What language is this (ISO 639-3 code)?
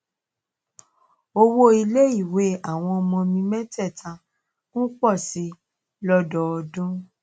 yor